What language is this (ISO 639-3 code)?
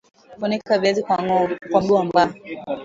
swa